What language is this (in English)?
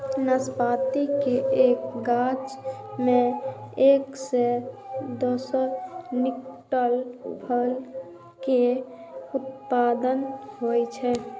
Maithili